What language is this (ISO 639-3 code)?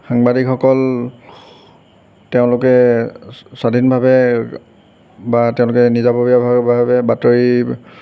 asm